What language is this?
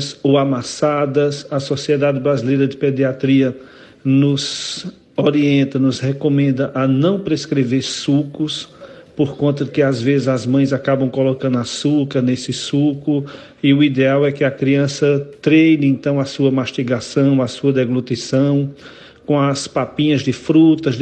Portuguese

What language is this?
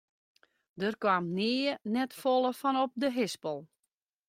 Western Frisian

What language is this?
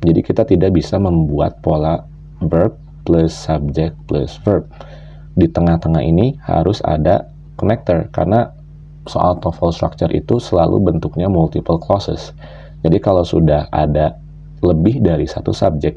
Indonesian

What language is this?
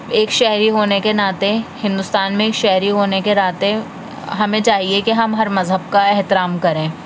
Urdu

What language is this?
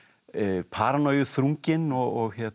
Icelandic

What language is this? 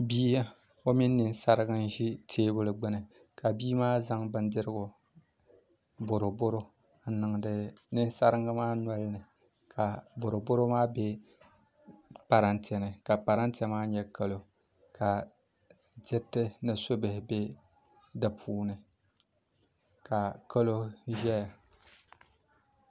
Dagbani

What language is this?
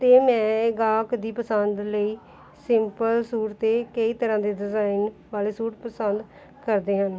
Punjabi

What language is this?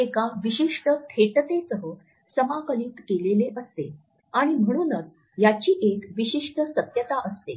Marathi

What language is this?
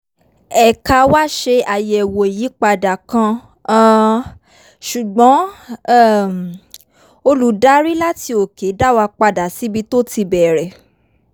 Yoruba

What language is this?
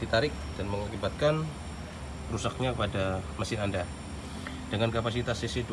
Indonesian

